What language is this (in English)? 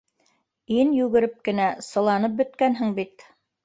Bashkir